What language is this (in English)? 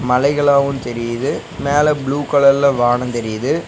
Tamil